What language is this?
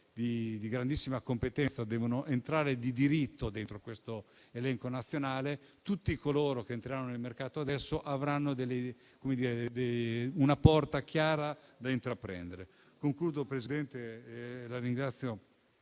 Italian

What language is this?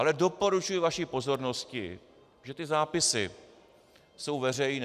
Czech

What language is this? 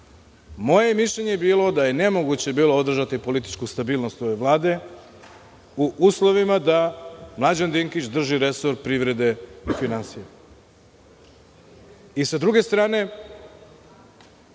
Serbian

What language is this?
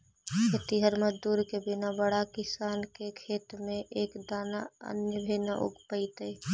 Magahi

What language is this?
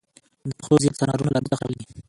Pashto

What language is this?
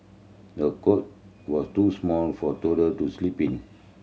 English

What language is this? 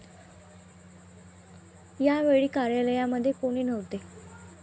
Marathi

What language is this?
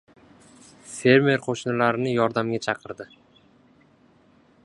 Uzbek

